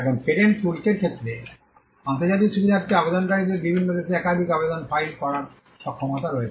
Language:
Bangla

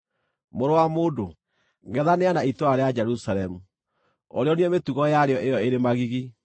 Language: Kikuyu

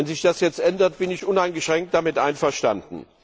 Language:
German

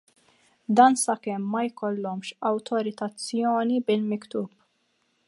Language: Maltese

